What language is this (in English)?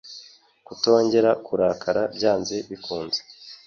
Kinyarwanda